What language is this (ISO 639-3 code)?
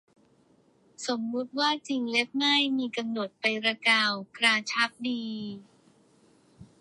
tha